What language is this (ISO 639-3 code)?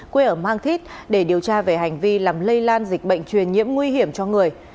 vie